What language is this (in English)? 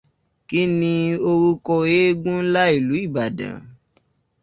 Yoruba